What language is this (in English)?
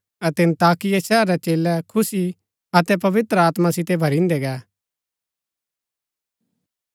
Gaddi